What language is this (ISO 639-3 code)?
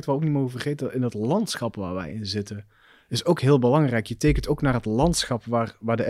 nld